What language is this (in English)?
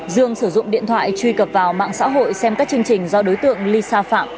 Vietnamese